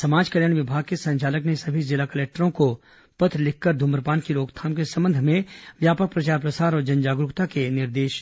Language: Hindi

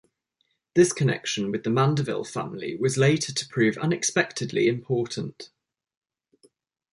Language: English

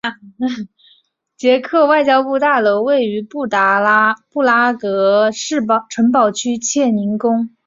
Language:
Chinese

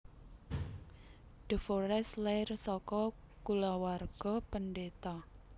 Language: Javanese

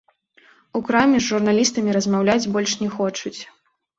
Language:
Belarusian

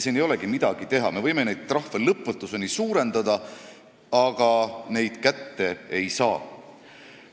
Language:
Estonian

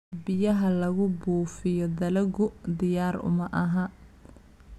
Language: Somali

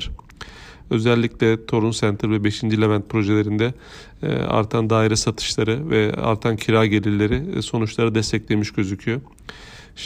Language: Turkish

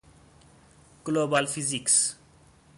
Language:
Persian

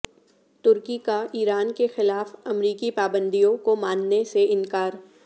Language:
Urdu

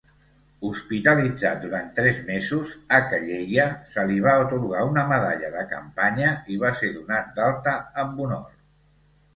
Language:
Catalan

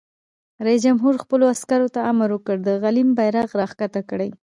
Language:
Pashto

